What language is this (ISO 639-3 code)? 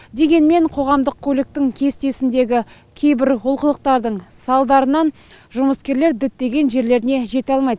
kaz